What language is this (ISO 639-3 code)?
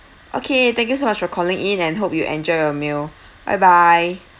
eng